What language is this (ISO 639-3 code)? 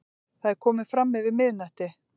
isl